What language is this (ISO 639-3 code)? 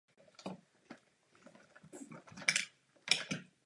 ces